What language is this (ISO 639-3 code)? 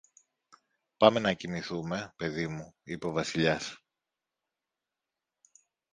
ell